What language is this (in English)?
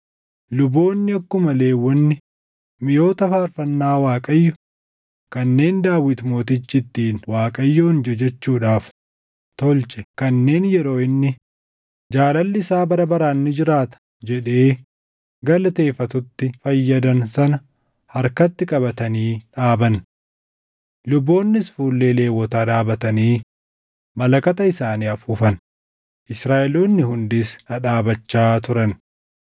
Oromo